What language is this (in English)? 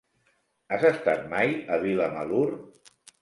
Catalan